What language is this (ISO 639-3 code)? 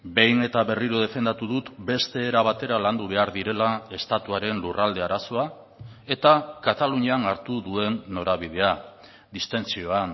eus